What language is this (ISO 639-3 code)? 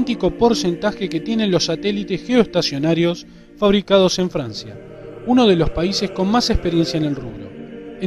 spa